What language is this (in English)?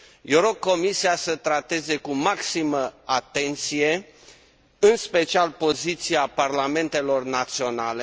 Romanian